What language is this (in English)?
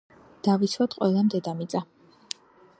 Georgian